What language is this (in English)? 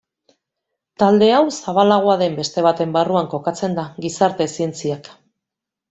Basque